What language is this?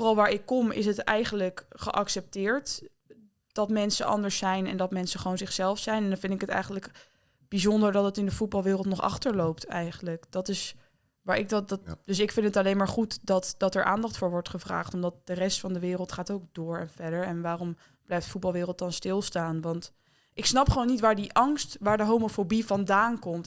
Dutch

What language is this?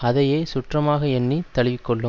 Tamil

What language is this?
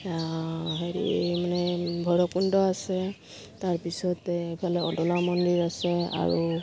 Assamese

